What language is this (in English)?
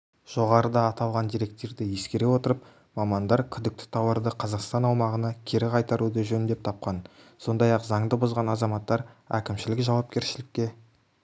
Kazakh